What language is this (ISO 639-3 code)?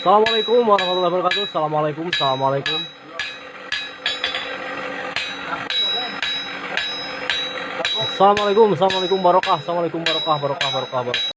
ind